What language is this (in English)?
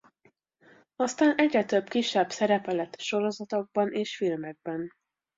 Hungarian